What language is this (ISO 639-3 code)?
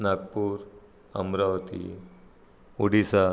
mar